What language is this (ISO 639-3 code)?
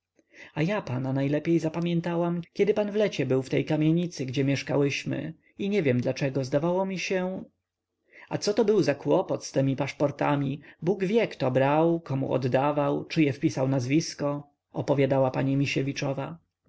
pol